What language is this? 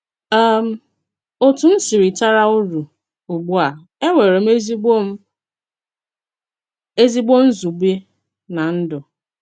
Igbo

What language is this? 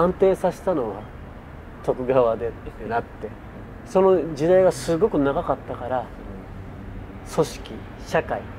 Japanese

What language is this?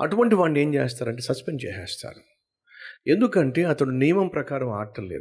Telugu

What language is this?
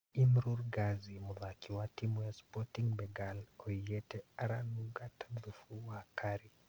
Kikuyu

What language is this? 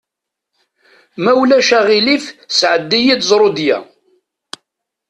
Kabyle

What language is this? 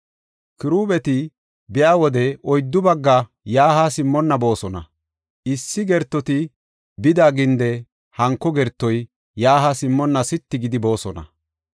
Gofa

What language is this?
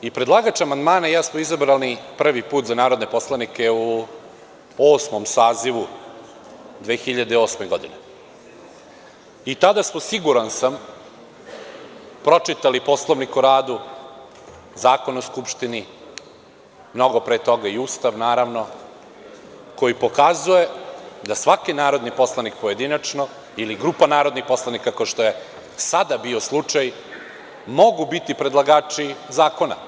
Serbian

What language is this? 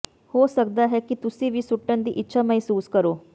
Punjabi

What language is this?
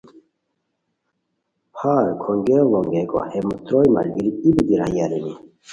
Khowar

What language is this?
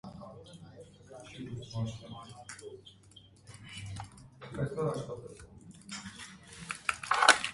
Armenian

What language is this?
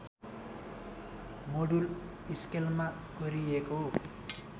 Nepali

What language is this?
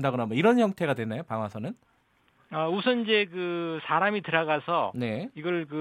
Korean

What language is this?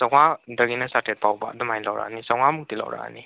Manipuri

